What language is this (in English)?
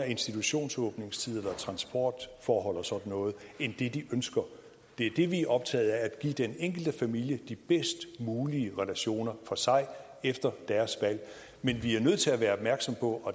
Danish